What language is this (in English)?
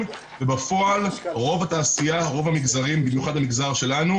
Hebrew